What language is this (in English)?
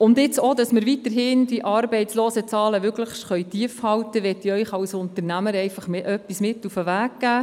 Swiss German